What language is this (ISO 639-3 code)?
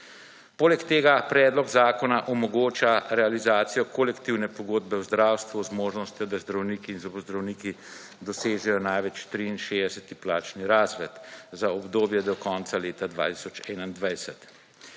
slv